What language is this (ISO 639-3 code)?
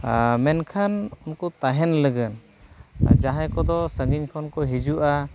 sat